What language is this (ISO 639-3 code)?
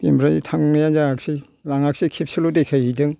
brx